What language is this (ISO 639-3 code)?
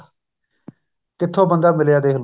pan